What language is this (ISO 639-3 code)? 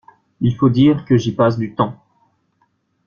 fra